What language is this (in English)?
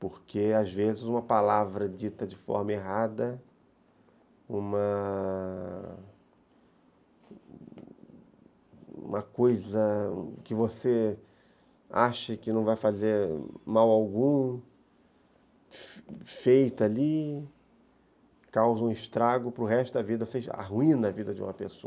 Portuguese